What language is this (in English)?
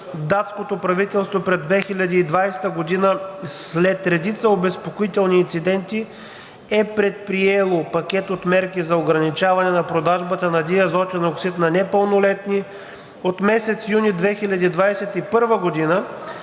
Bulgarian